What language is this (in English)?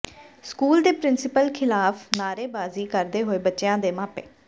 Punjabi